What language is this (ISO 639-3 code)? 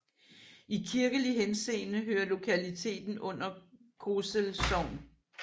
dan